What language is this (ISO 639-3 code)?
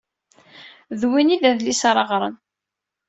kab